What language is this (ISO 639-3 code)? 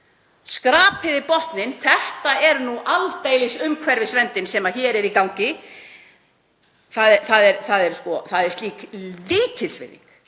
isl